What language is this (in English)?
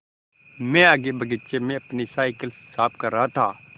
Hindi